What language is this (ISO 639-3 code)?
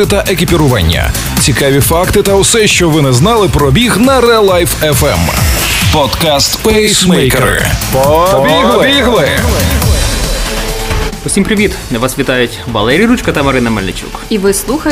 ukr